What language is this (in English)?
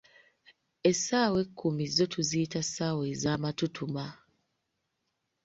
Ganda